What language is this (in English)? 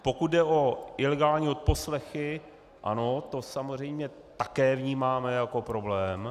Czech